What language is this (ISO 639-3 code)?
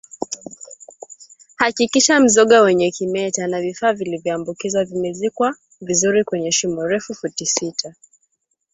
swa